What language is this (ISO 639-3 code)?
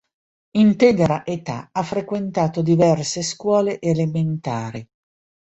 ita